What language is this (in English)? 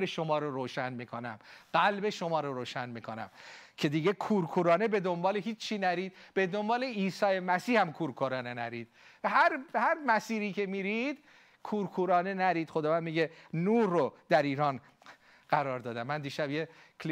Persian